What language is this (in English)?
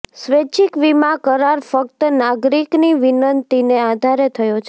Gujarati